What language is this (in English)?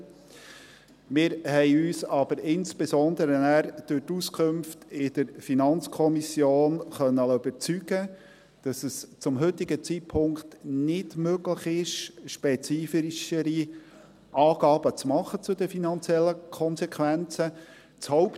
Swiss German